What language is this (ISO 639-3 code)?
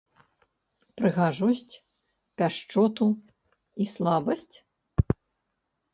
bel